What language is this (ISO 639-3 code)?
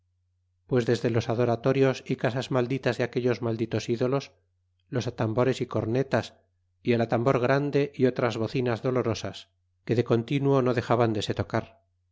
spa